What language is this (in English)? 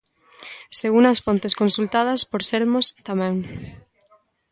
Galician